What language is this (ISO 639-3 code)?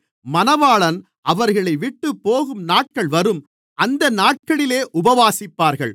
tam